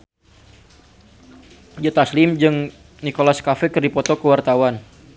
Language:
Sundanese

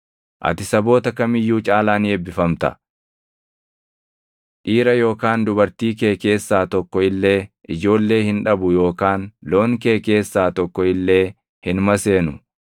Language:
Oromo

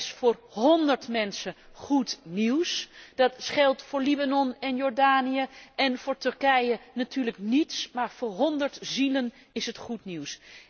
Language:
Dutch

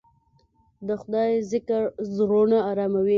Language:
Pashto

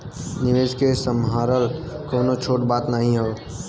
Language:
Bhojpuri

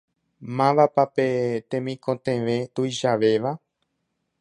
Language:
Guarani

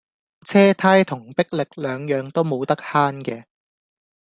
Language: Cantonese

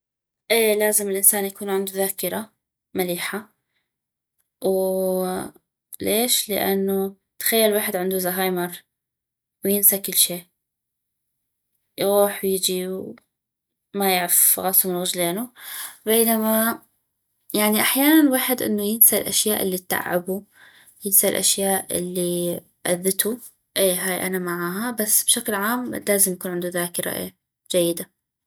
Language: North Mesopotamian Arabic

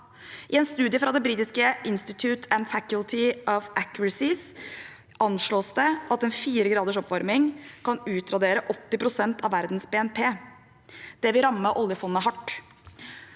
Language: Norwegian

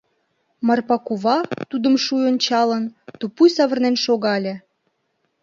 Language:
Mari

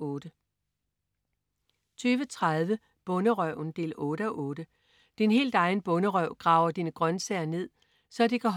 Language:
Danish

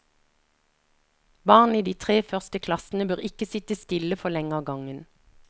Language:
Norwegian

